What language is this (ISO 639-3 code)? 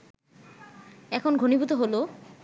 ben